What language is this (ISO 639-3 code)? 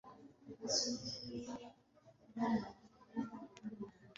swa